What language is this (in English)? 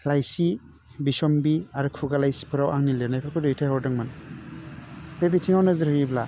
Bodo